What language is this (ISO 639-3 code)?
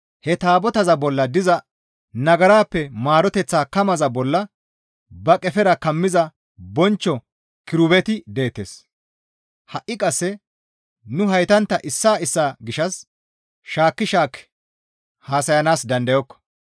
gmv